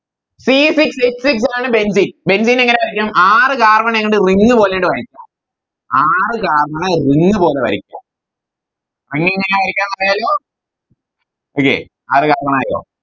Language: Malayalam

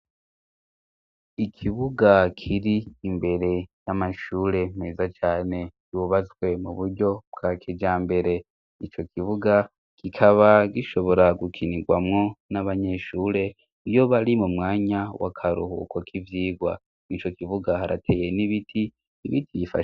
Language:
Rundi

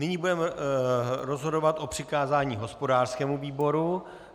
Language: Czech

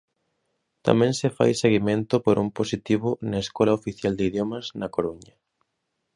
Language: Galician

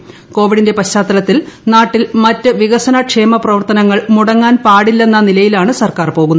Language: Malayalam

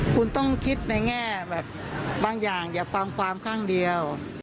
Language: Thai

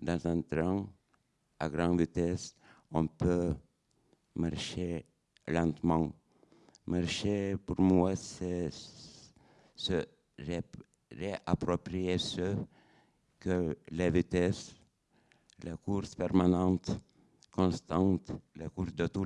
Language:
French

